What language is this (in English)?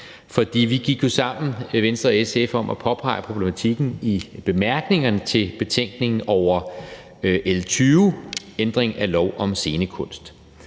Danish